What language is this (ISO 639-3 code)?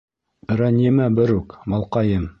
bak